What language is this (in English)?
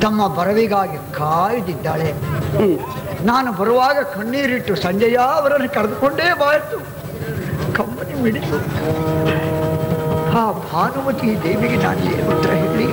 Arabic